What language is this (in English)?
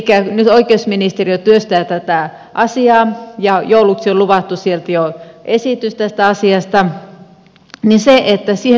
Finnish